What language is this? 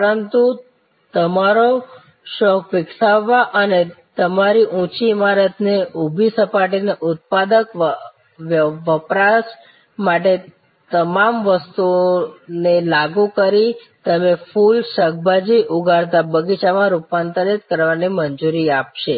Gujarati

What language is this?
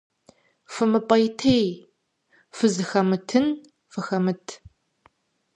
Kabardian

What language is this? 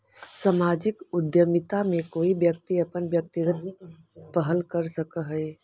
Magahi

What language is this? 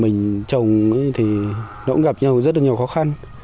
Vietnamese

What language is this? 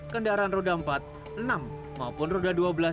Indonesian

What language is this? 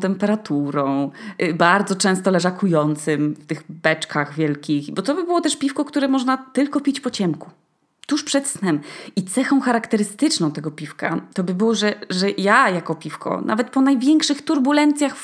Polish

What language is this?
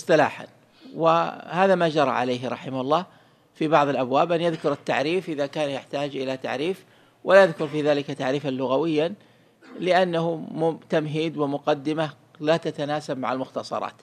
Arabic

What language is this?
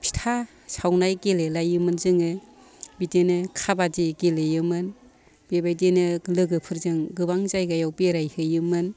Bodo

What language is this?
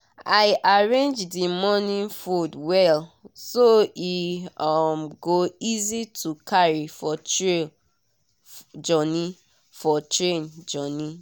Nigerian Pidgin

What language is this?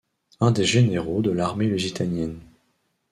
French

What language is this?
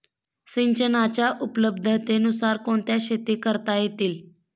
Marathi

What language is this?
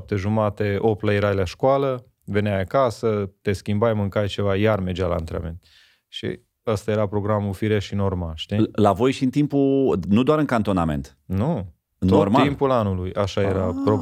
Romanian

